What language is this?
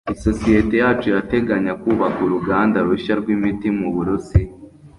Kinyarwanda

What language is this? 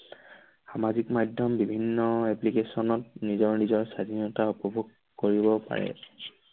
Assamese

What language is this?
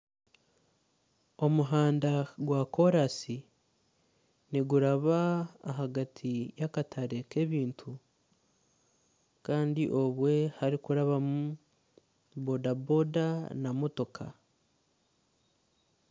Nyankole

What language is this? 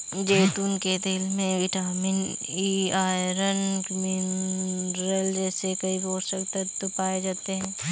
Hindi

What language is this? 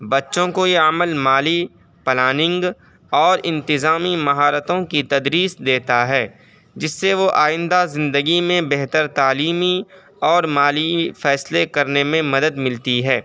Urdu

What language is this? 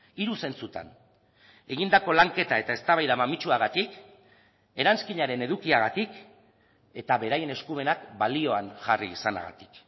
Basque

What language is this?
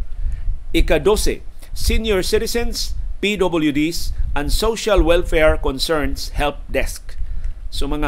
Filipino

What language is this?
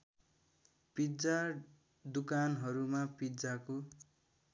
Nepali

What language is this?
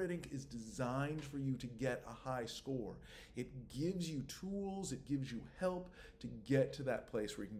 English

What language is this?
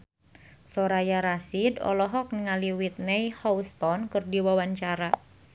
Sundanese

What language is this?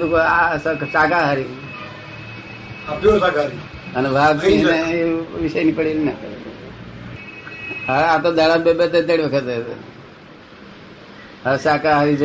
Gujarati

